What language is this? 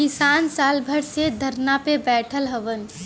Bhojpuri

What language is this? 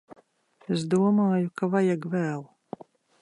Latvian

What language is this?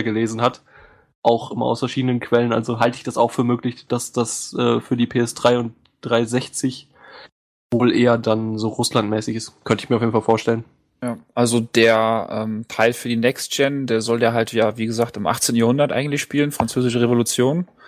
German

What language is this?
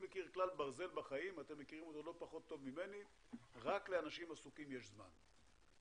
Hebrew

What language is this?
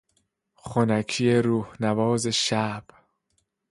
Persian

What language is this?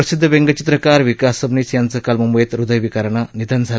Marathi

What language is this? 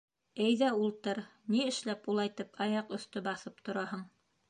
Bashkir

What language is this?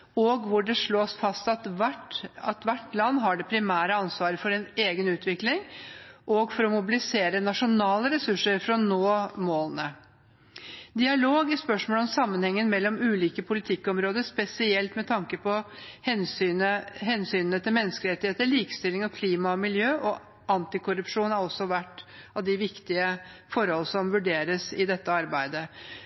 Norwegian Bokmål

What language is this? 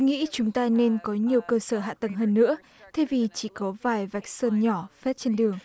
Vietnamese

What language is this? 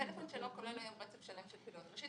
Hebrew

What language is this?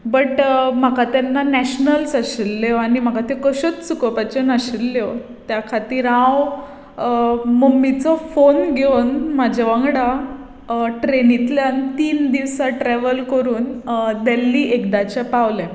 Konkani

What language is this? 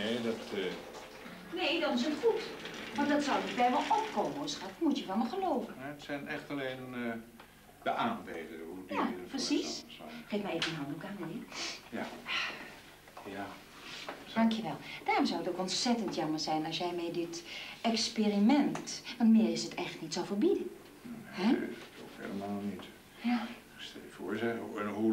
Dutch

